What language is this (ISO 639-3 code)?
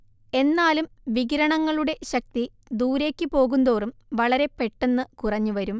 mal